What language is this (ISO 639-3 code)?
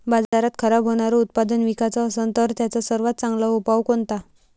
mar